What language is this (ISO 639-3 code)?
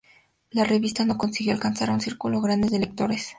spa